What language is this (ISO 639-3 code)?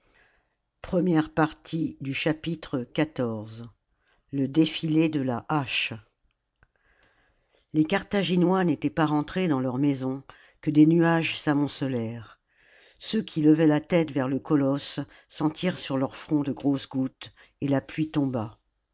fra